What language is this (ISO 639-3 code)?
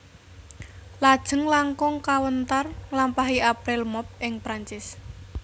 jav